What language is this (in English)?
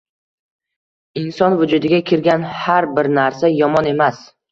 Uzbek